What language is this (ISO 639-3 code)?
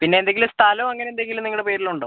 mal